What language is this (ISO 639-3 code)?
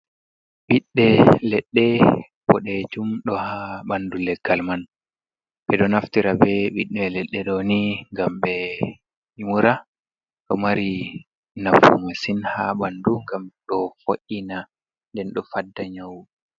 ful